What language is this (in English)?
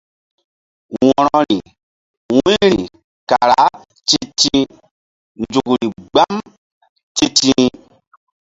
Mbum